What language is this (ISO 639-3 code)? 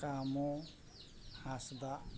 sat